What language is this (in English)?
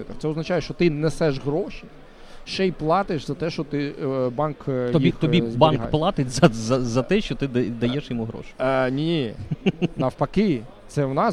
Ukrainian